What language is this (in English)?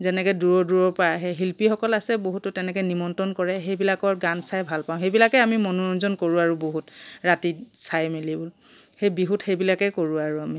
Assamese